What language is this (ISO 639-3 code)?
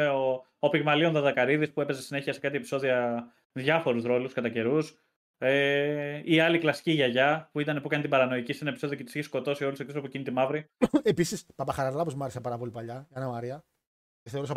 ell